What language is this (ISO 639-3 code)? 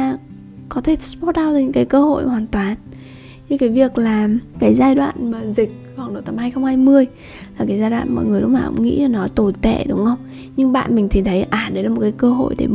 vie